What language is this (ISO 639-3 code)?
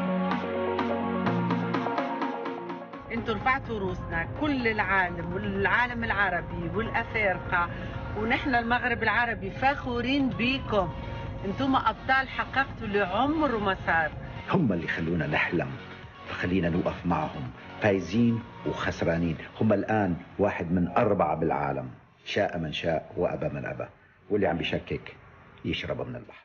ara